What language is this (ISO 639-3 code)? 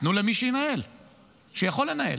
heb